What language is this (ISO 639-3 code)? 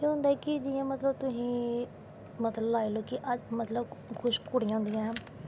doi